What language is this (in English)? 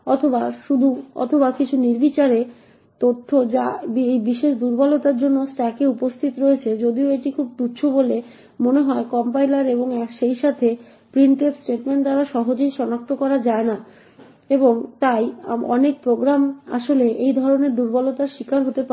Bangla